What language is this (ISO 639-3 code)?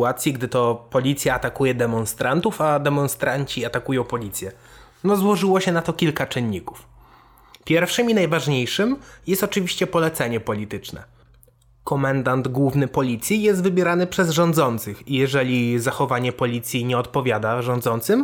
pol